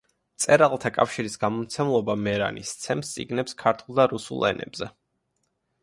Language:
Georgian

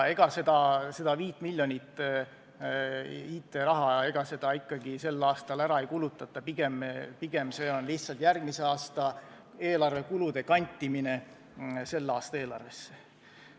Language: Estonian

